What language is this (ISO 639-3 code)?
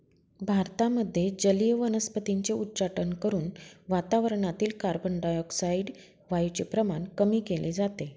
mar